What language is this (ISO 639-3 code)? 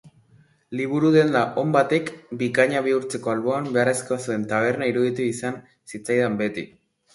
eus